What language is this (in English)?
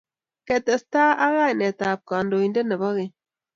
Kalenjin